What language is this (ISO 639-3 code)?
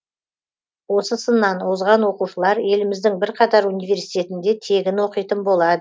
kaz